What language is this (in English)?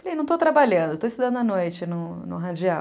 Portuguese